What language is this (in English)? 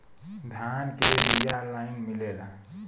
Bhojpuri